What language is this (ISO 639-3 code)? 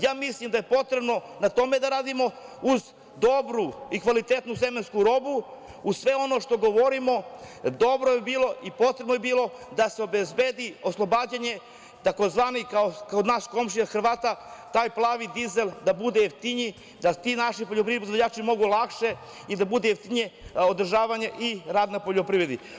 srp